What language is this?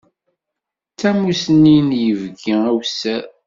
Kabyle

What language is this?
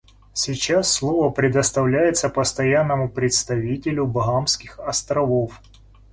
Russian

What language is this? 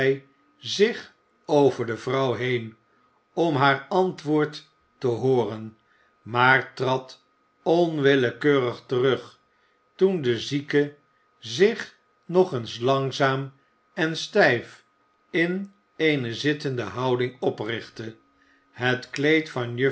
Dutch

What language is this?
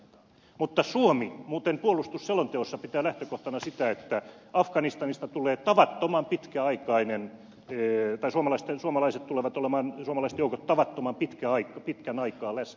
Finnish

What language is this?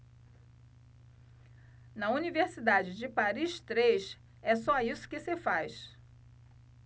Portuguese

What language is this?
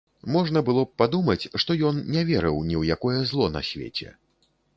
Belarusian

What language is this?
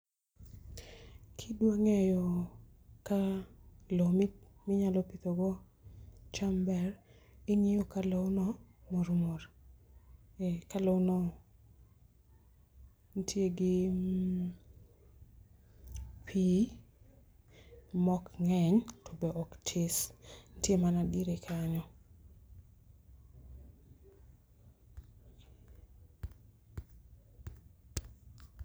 Luo (Kenya and Tanzania)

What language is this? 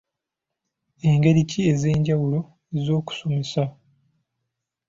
Ganda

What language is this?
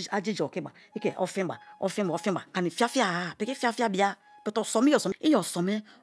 Kalabari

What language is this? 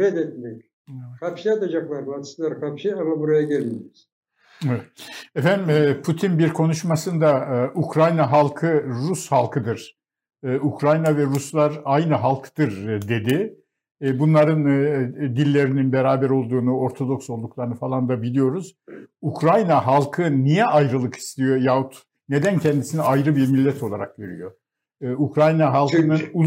Turkish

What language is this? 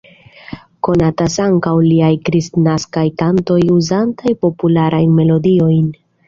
Esperanto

